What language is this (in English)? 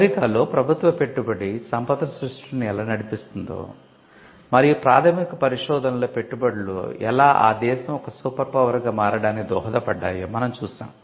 Telugu